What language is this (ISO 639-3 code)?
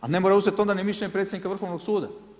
hrv